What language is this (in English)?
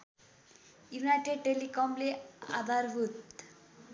Nepali